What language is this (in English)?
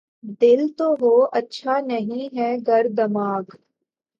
Urdu